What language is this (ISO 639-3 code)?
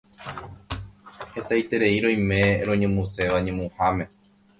grn